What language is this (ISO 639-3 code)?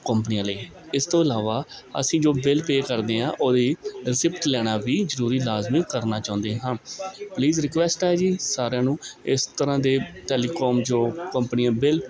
pan